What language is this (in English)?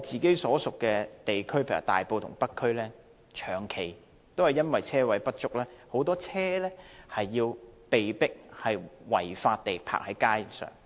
Cantonese